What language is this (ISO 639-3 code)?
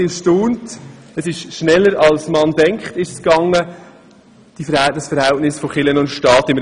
gsw